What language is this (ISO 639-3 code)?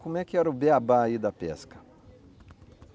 por